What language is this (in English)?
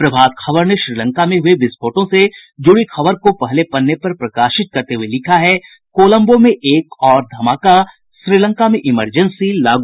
Hindi